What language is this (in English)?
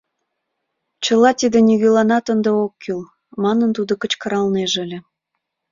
Mari